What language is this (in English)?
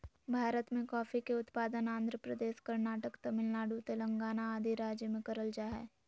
Magahi